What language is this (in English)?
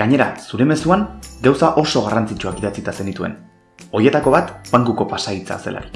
Basque